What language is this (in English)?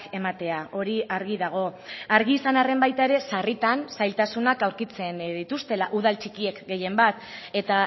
Basque